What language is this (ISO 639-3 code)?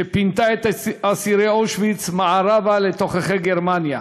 heb